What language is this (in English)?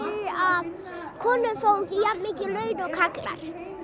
Icelandic